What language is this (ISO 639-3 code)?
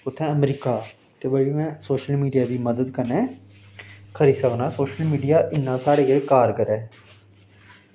doi